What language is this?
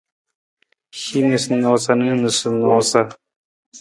Nawdm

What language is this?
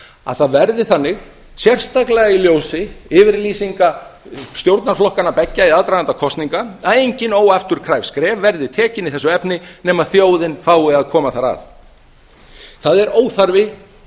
Icelandic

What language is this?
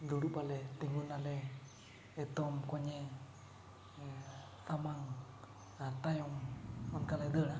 Santali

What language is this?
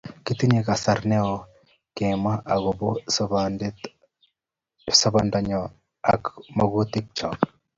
Kalenjin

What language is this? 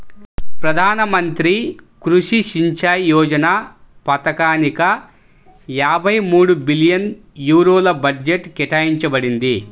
Telugu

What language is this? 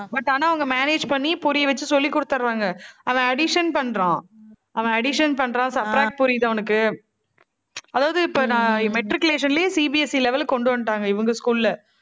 Tamil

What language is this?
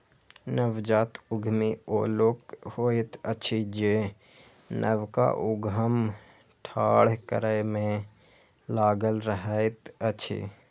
Maithili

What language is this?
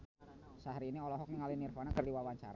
Sundanese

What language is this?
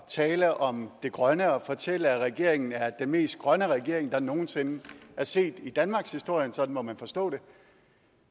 Danish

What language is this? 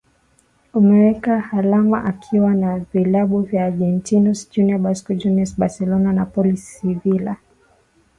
Swahili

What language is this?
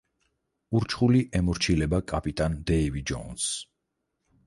Georgian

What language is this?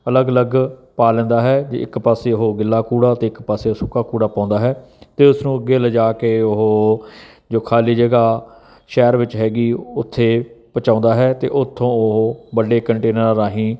Punjabi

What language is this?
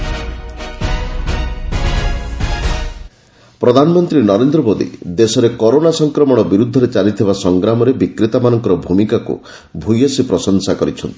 Odia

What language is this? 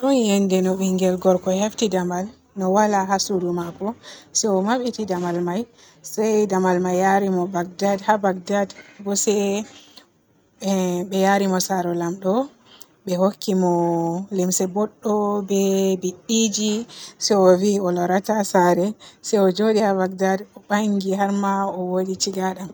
Borgu Fulfulde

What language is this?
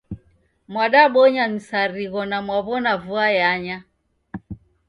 Taita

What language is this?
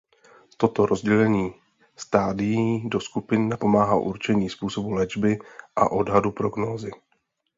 Czech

